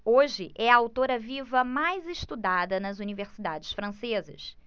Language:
Portuguese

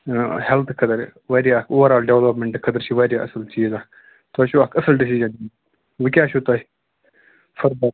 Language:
Kashmiri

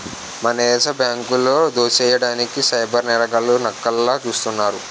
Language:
Telugu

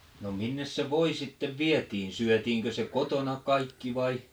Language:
Finnish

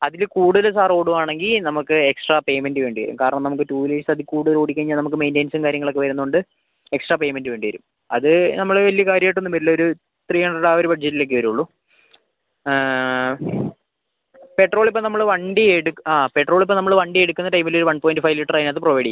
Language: Malayalam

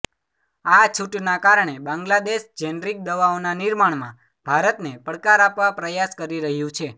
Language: Gujarati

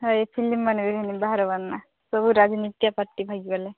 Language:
Odia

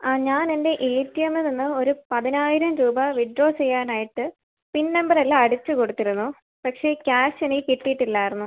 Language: Malayalam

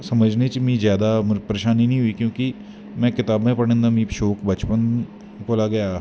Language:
Dogri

